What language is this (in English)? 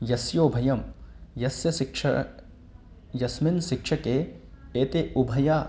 Sanskrit